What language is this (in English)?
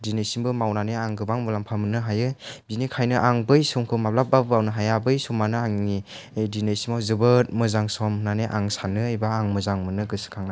Bodo